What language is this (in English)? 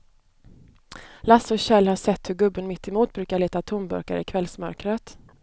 Swedish